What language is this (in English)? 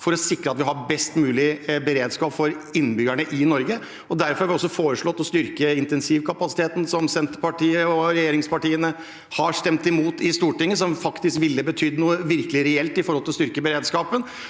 Norwegian